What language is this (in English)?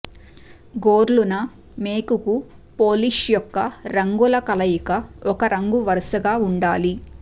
Telugu